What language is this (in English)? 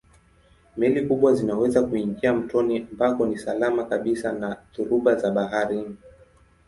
Swahili